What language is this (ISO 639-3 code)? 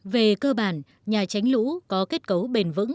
vie